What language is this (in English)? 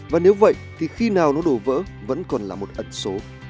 Vietnamese